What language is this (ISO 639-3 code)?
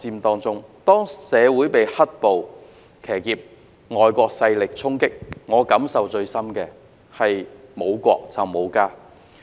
yue